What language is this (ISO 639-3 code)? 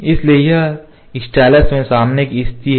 hin